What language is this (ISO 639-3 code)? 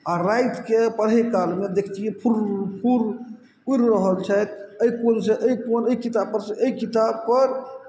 mai